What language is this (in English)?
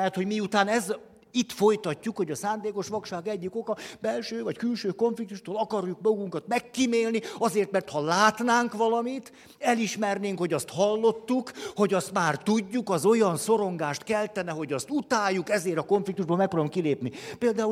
Hungarian